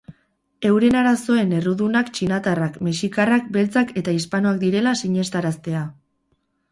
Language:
Basque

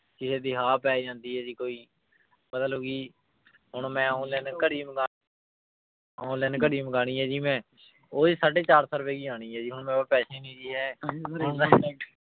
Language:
Punjabi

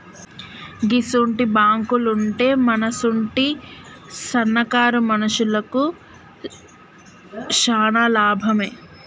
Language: Telugu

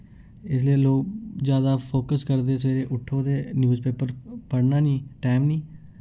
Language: Dogri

